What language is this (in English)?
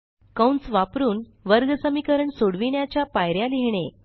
Marathi